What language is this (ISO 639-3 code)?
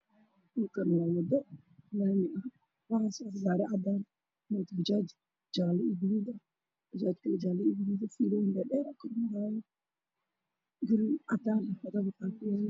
som